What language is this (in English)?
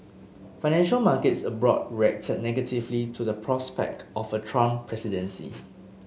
English